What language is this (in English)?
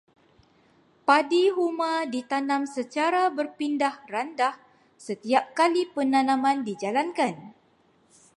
Malay